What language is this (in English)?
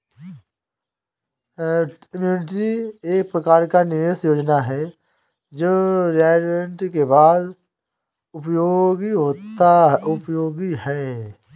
Hindi